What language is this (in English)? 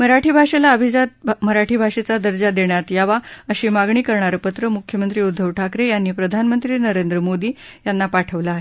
Marathi